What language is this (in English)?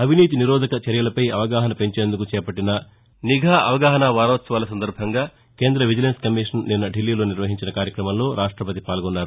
Telugu